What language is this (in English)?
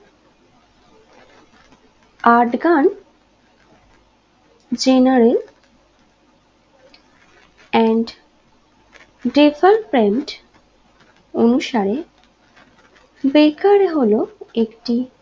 Bangla